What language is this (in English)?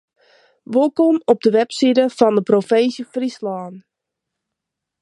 Western Frisian